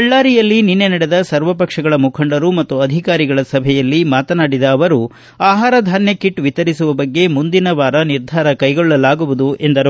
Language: Kannada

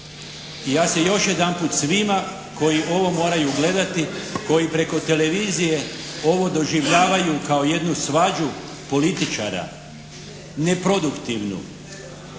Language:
Croatian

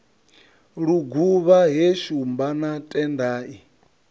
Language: Venda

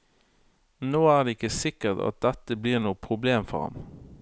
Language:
Norwegian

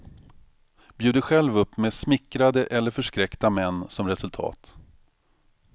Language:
Swedish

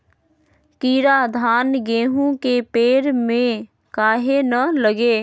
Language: Magahi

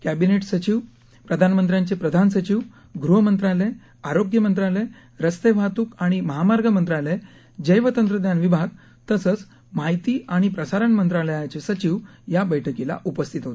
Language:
Marathi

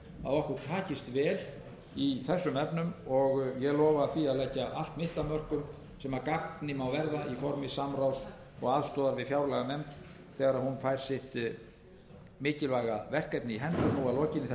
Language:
Icelandic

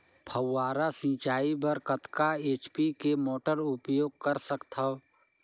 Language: Chhattisgarhi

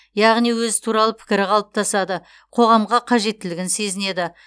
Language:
Kazakh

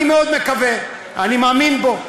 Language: Hebrew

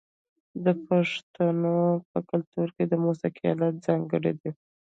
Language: Pashto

